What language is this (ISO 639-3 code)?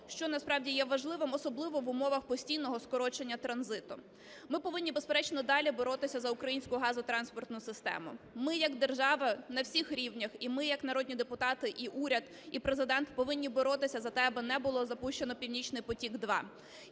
ukr